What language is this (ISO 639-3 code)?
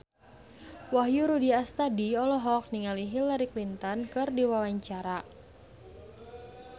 sun